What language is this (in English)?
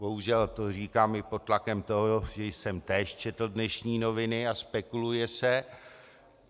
Czech